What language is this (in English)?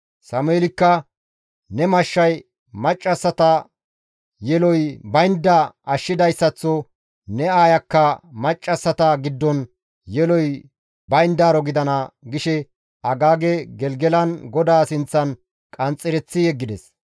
Gamo